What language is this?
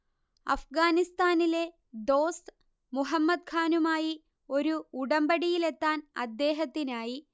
Malayalam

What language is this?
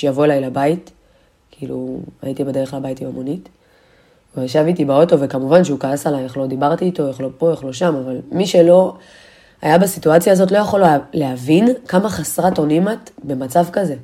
Hebrew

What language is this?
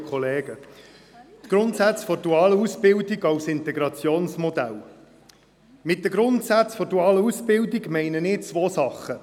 Swiss German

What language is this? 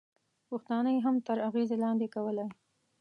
Pashto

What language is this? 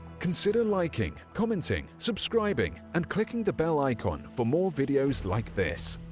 English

